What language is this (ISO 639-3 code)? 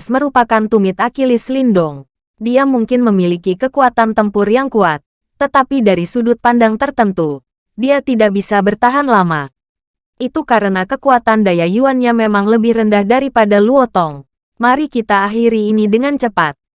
ind